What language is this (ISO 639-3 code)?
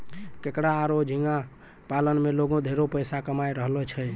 mai